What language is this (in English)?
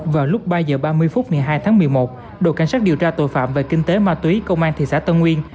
Vietnamese